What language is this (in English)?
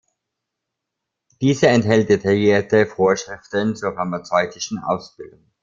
German